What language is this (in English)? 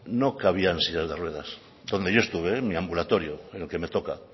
Spanish